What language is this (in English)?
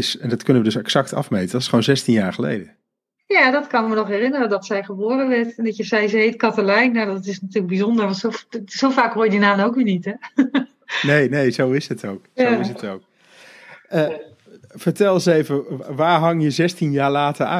Dutch